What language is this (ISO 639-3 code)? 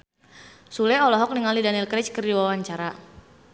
sun